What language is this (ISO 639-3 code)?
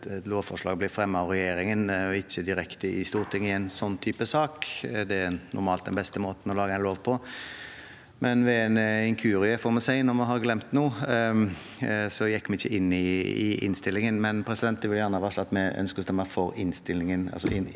nor